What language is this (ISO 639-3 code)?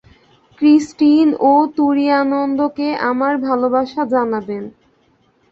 ben